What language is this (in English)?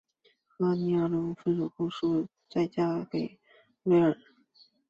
Chinese